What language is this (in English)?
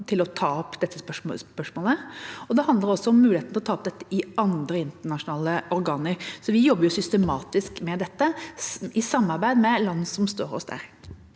Norwegian